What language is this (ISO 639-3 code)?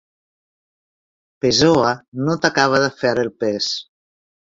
cat